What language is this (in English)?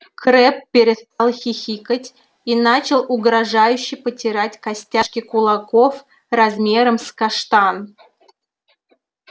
Russian